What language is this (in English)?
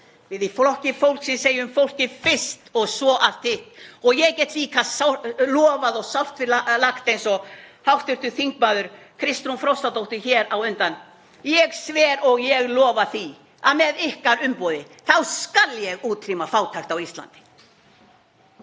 Icelandic